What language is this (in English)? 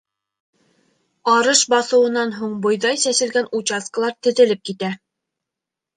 Bashkir